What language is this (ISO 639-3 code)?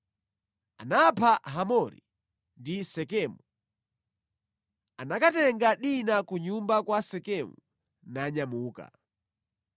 nya